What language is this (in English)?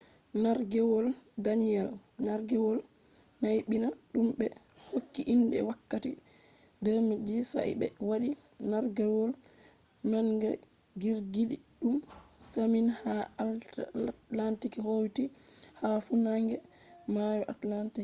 Fula